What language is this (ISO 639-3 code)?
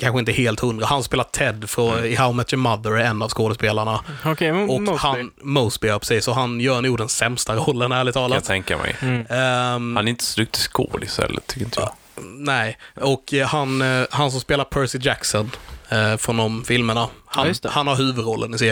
swe